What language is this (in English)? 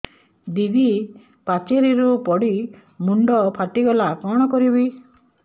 Odia